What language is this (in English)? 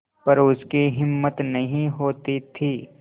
Hindi